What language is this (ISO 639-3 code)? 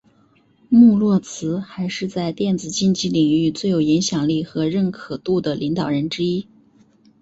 zho